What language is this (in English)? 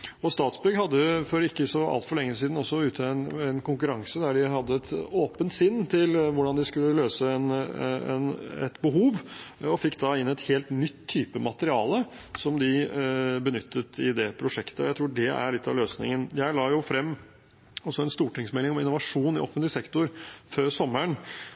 Norwegian Bokmål